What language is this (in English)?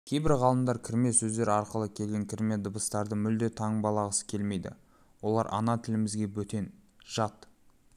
Kazakh